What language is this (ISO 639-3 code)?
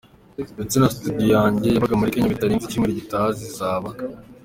kin